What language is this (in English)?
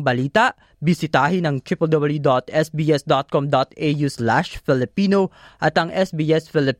Filipino